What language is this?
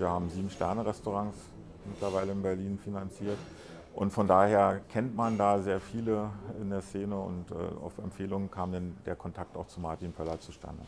German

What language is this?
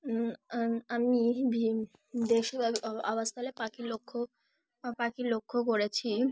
Bangla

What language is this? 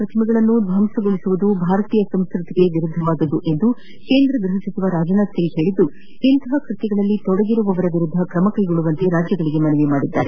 Kannada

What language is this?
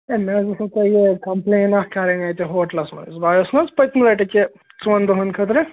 Kashmiri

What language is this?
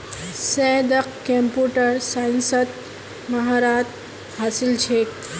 Magahi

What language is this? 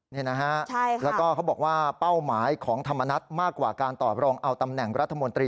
Thai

